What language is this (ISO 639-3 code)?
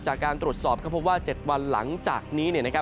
tha